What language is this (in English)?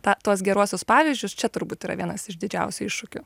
Lithuanian